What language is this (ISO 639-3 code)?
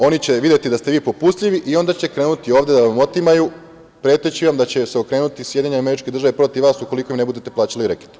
srp